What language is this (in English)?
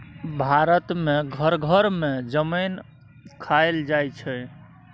Maithili